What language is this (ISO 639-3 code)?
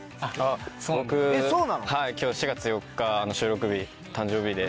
jpn